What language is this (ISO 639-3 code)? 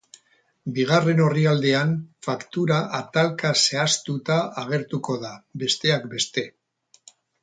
eus